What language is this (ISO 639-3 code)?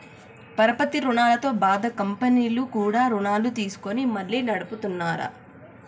tel